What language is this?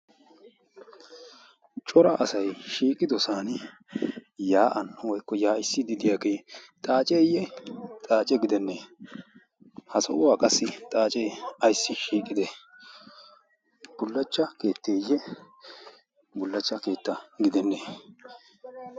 Wolaytta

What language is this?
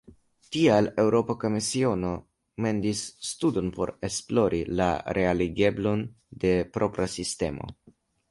Esperanto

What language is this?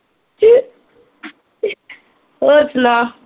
Punjabi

